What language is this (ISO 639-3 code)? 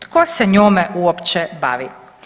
hrv